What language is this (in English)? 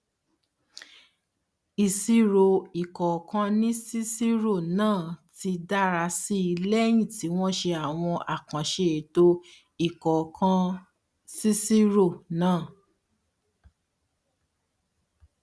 Yoruba